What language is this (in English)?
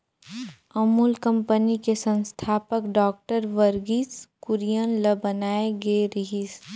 Chhattisgarhi